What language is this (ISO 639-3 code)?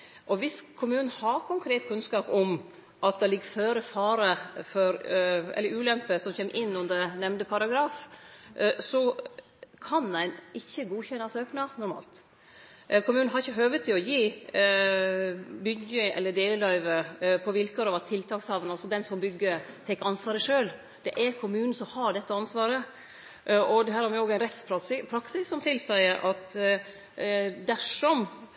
nno